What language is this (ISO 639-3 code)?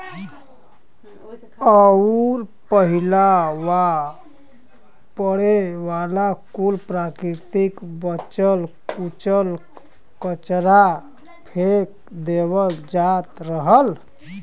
bho